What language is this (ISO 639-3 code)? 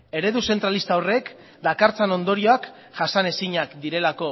eus